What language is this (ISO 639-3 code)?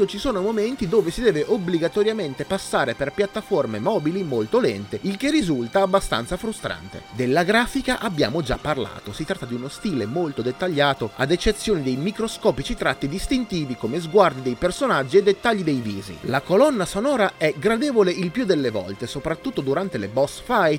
ita